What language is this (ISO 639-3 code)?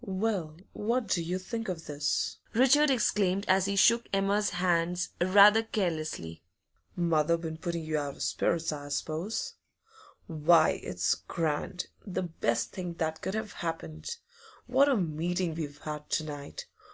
eng